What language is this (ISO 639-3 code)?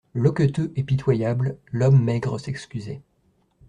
fra